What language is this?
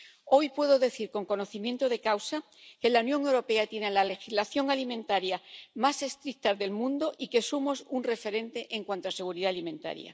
Spanish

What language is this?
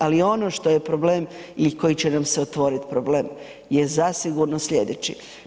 Croatian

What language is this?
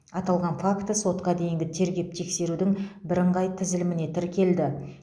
Kazakh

